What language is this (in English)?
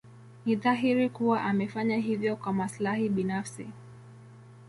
Swahili